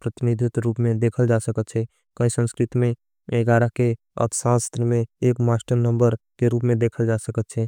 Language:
Angika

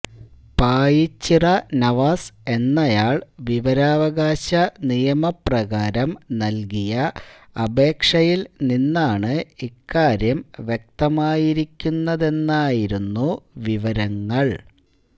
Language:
Malayalam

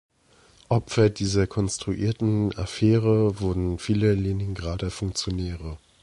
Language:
German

